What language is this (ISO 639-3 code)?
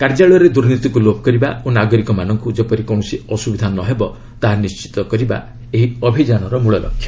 ori